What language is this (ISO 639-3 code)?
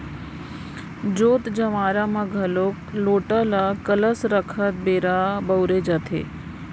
hne